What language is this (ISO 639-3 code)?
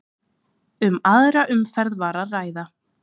isl